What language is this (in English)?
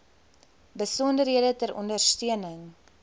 Afrikaans